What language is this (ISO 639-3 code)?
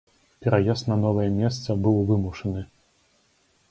bel